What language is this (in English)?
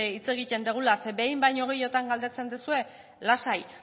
Basque